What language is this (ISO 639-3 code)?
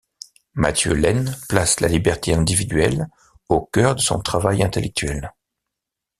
fra